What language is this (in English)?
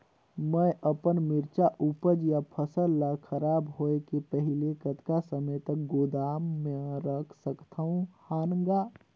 Chhattisgarhi